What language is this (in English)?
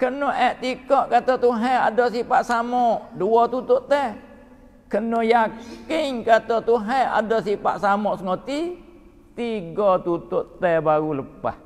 Malay